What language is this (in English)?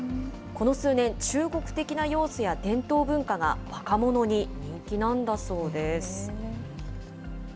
Japanese